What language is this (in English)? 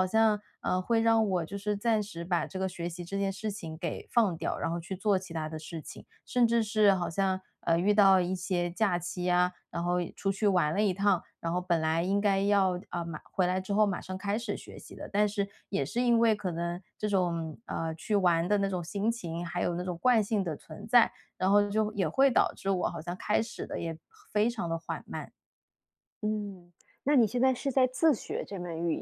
Chinese